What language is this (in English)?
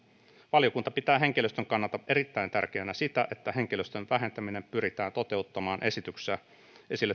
Finnish